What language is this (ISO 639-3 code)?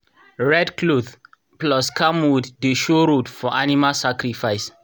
pcm